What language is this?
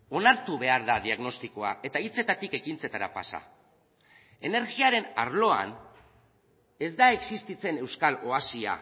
Basque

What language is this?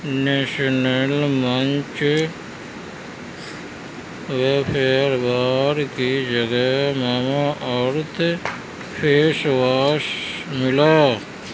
Urdu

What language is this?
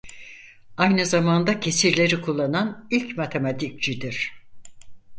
Turkish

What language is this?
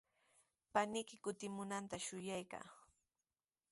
Sihuas Ancash Quechua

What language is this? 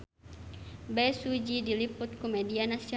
Sundanese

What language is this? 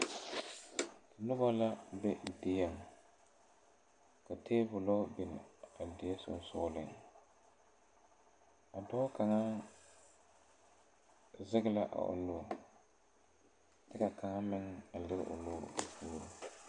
Southern Dagaare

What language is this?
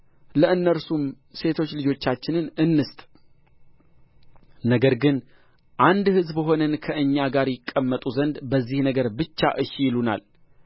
Amharic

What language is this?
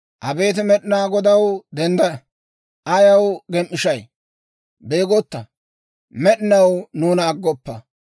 Dawro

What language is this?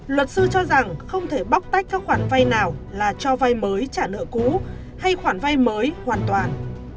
Vietnamese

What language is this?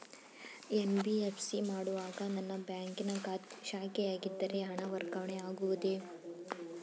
Kannada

